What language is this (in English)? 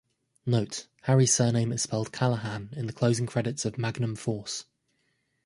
English